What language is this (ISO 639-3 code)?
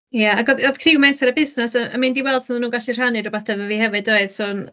cym